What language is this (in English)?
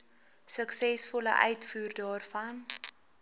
Afrikaans